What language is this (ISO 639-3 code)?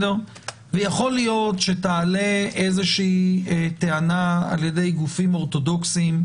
heb